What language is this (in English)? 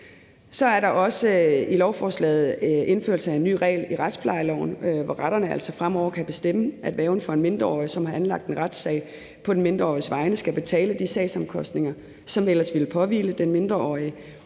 Danish